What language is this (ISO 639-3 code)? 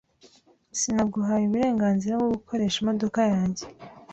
kin